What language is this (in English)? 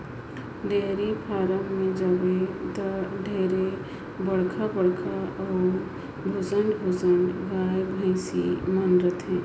Chhattisgarhi